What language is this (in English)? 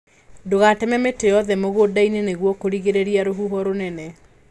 Kikuyu